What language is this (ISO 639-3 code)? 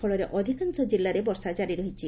ori